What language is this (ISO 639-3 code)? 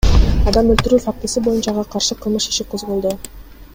kir